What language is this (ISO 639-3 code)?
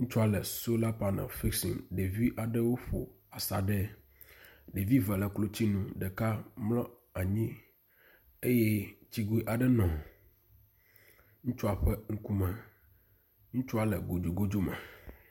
ewe